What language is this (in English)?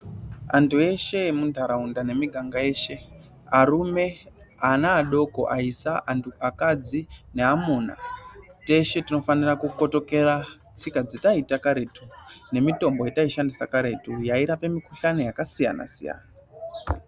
Ndau